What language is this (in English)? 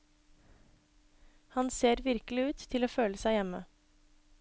Norwegian